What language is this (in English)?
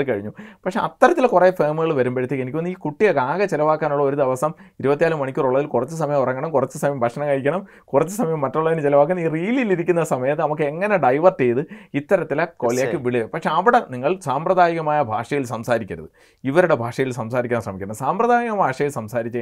Malayalam